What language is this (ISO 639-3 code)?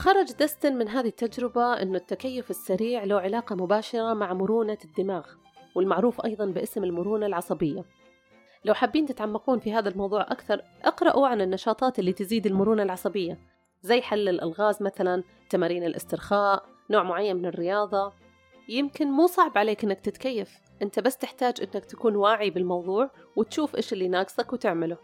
ara